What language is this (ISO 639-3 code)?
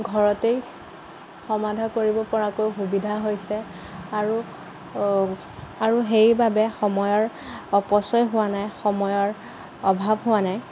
asm